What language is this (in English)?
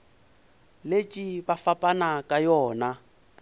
Northern Sotho